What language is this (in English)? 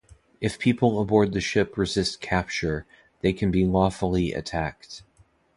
English